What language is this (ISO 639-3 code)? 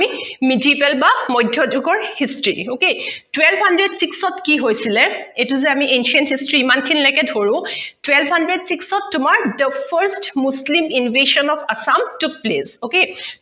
asm